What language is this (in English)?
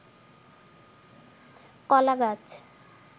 Bangla